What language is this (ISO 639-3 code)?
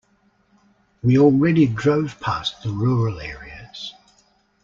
eng